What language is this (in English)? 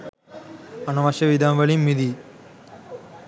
Sinhala